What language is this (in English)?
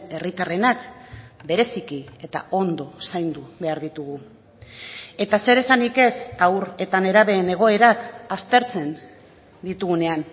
Basque